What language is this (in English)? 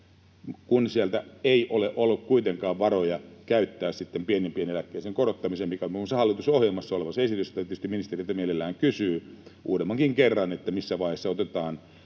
Finnish